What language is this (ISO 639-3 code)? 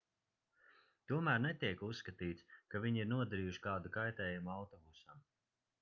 lav